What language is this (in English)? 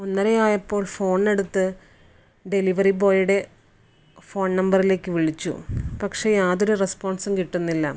Malayalam